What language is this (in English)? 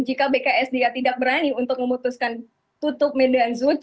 Indonesian